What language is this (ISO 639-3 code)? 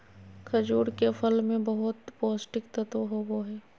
mag